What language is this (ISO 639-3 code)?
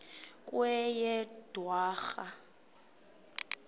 xho